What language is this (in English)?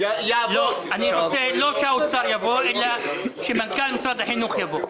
Hebrew